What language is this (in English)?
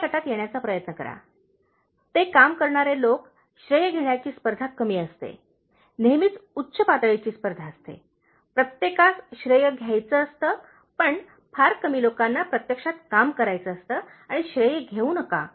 Marathi